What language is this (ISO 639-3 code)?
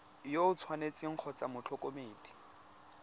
tsn